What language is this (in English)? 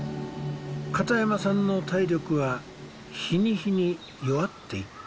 Japanese